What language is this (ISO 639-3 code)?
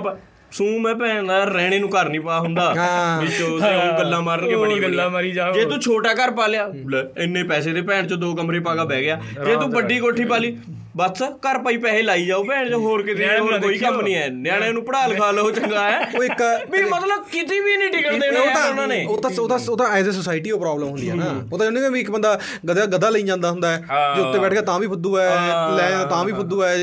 pan